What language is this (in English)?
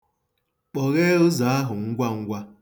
Igbo